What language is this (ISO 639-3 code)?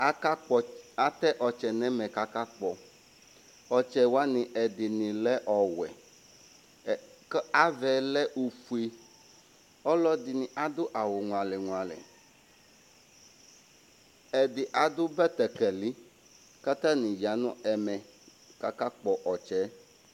kpo